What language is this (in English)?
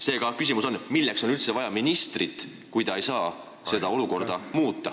Estonian